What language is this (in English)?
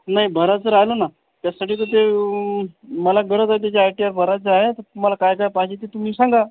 Marathi